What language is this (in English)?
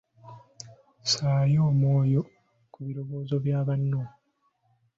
Ganda